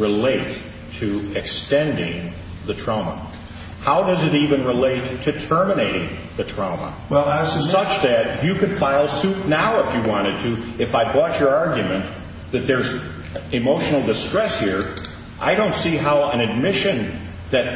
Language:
English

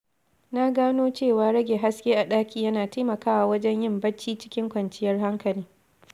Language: Hausa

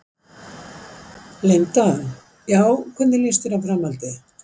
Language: Icelandic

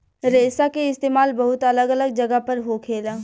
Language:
Bhojpuri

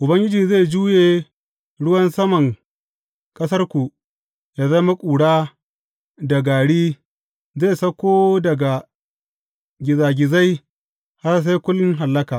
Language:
Hausa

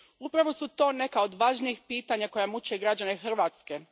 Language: Croatian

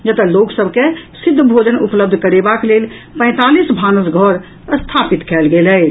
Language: Maithili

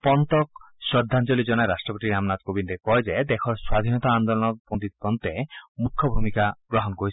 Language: Assamese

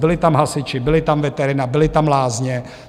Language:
Czech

